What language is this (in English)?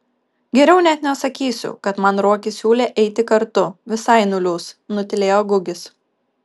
Lithuanian